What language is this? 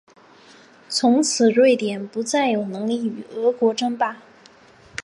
Chinese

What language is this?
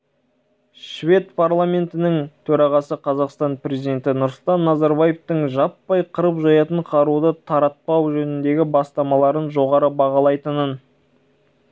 Kazakh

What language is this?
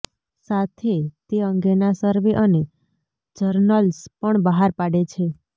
Gujarati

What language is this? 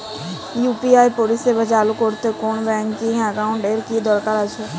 Bangla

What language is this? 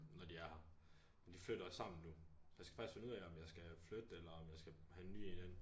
Danish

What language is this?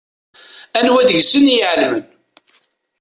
Kabyle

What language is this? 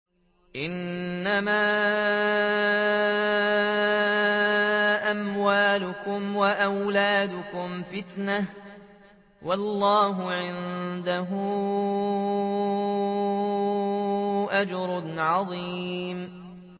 Arabic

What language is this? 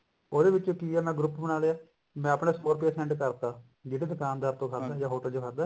Punjabi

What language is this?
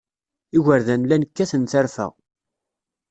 Kabyle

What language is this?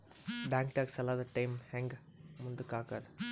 Kannada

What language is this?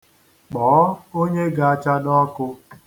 Igbo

